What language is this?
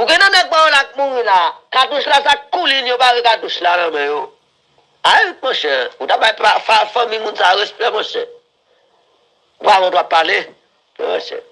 French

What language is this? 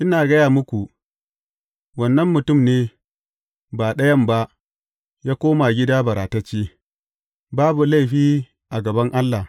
Hausa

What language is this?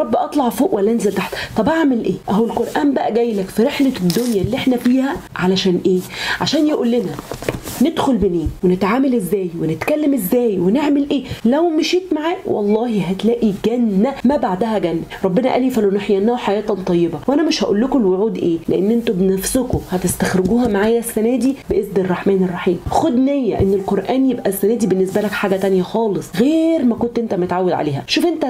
Arabic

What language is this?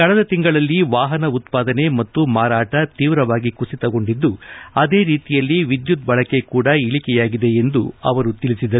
Kannada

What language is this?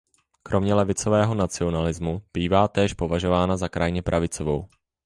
Czech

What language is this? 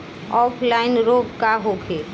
Bhojpuri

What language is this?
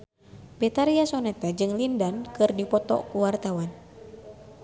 Sundanese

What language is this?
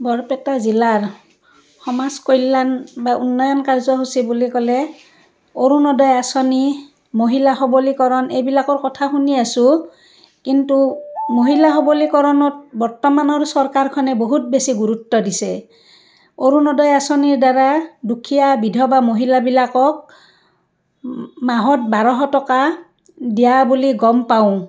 Assamese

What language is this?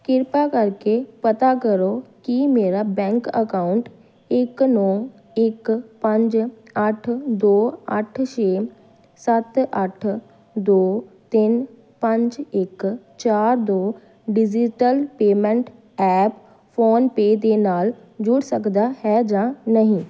Punjabi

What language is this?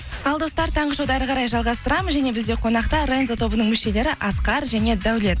Kazakh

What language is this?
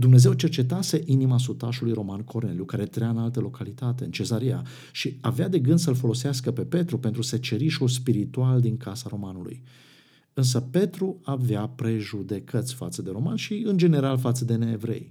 Romanian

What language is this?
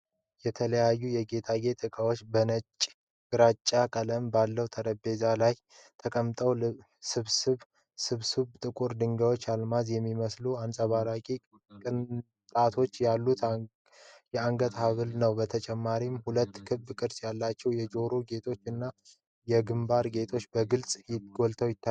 Amharic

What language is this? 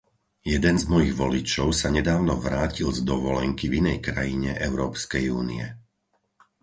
Slovak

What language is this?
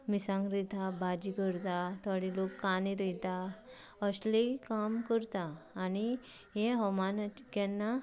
Konkani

